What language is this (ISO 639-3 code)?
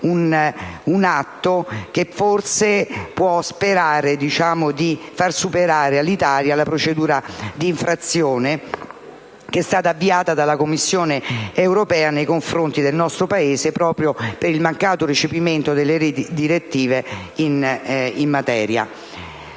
ita